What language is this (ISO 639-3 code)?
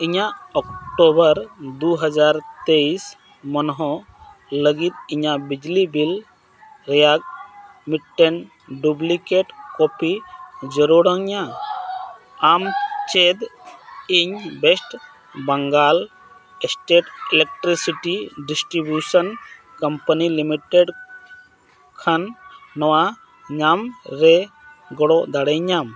sat